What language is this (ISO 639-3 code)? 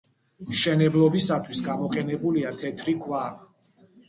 kat